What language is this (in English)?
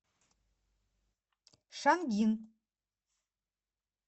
Russian